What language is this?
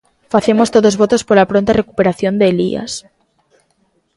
Galician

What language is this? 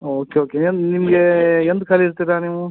Kannada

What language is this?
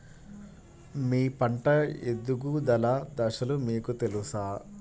Telugu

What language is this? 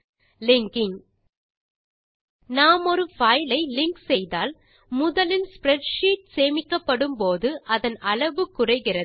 Tamil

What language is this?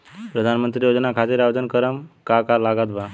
Bhojpuri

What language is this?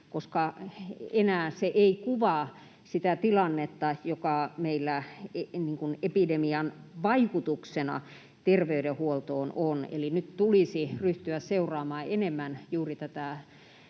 Finnish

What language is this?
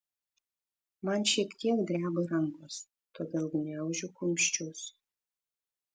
Lithuanian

